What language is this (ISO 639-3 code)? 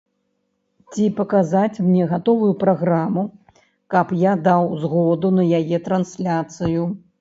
bel